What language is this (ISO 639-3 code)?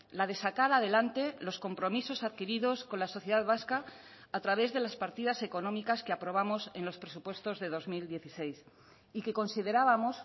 spa